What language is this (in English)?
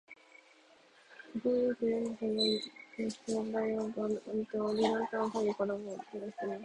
Japanese